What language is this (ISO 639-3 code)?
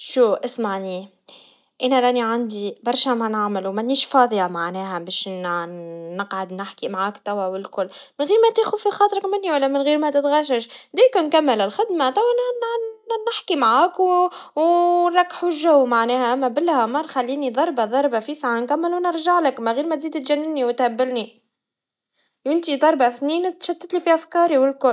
aeb